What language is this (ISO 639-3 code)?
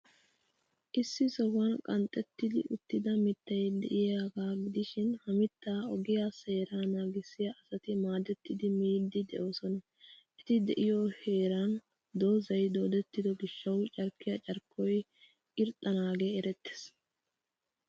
wal